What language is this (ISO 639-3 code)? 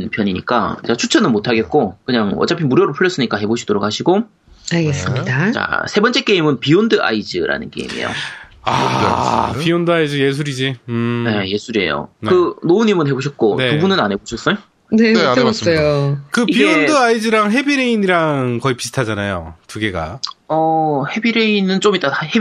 kor